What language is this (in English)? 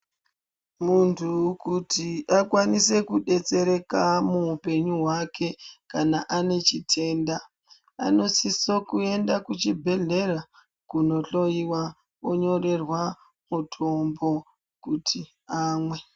Ndau